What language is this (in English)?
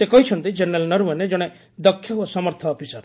Odia